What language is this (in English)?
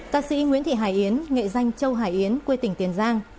Vietnamese